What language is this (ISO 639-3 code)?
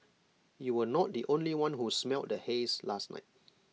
eng